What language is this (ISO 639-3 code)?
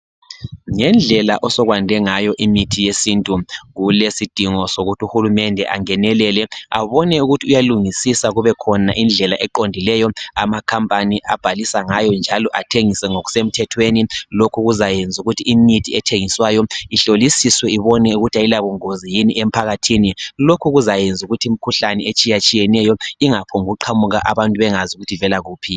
nde